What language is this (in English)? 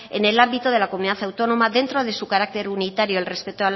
Spanish